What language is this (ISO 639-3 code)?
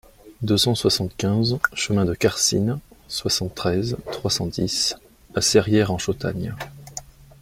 fra